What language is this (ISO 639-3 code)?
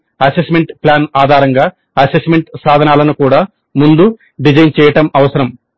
tel